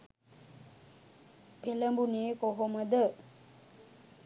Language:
Sinhala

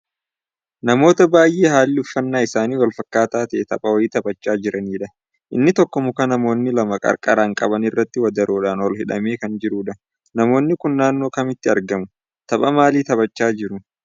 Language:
Oromo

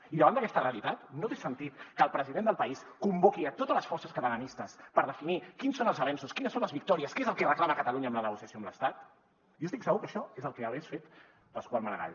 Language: Catalan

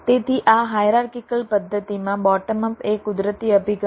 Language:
Gujarati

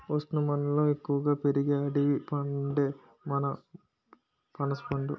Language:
Telugu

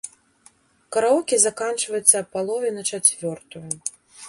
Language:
Belarusian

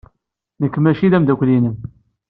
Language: Kabyle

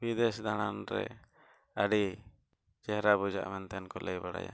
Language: Santali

